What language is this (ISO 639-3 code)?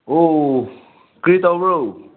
mni